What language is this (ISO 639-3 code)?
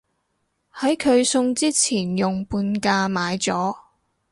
yue